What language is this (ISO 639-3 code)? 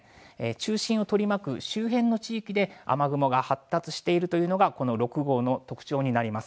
jpn